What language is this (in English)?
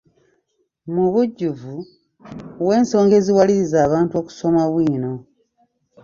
Ganda